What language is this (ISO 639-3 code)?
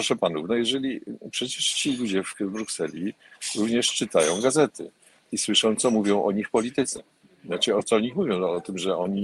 pol